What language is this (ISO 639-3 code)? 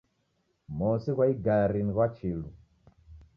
dav